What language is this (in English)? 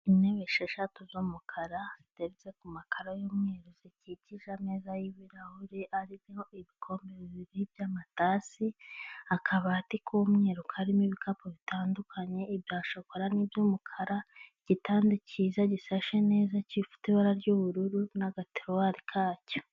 Kinyarwanda